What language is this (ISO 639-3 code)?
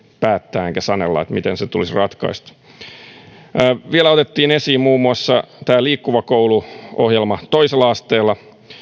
fin